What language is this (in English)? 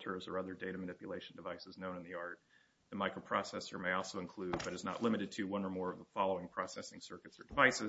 English